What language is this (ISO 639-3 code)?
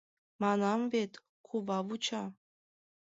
chm